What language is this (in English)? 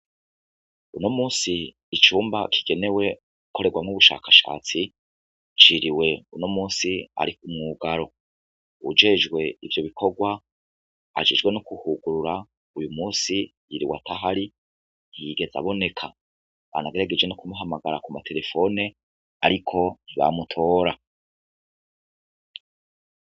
Rundi